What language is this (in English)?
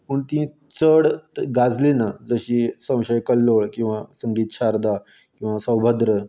Konkani